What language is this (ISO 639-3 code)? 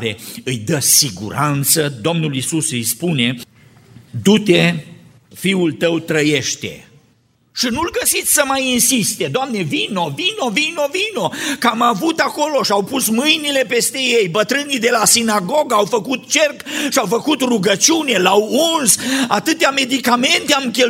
ron